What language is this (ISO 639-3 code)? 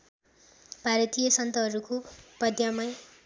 nep